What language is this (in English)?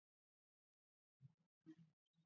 Georgian